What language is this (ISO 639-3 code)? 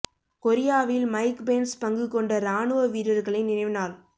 tam